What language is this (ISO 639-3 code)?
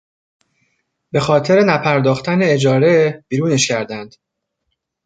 fas